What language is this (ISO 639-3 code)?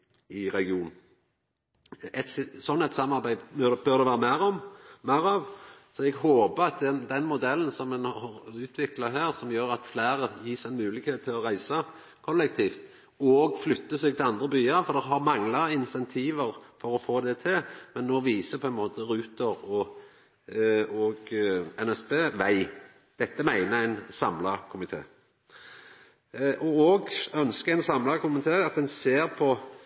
nno